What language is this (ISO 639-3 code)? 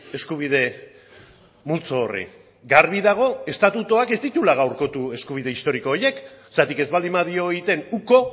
eus